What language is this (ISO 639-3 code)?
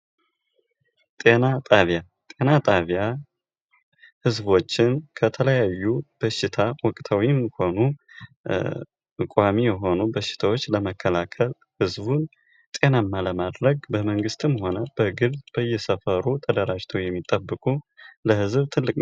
amh